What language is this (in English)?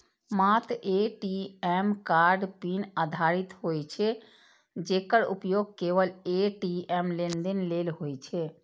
Maithili